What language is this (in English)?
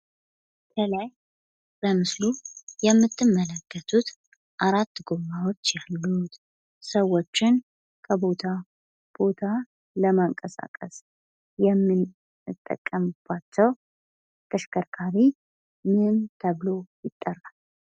Amharic